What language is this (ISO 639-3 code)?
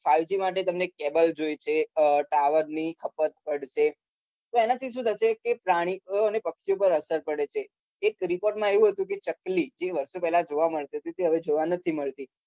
guj